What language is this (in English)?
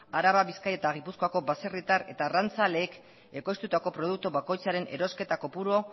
Basque